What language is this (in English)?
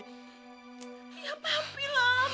Indonesian